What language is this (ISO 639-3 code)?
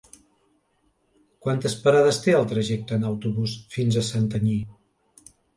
cat